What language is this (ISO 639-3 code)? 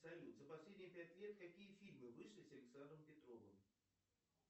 rus